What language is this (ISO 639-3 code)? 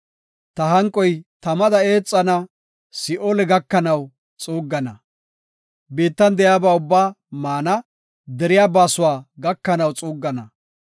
gof